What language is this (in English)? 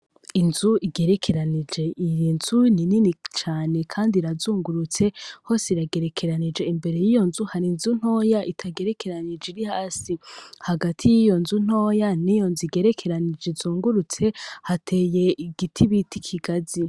Rundi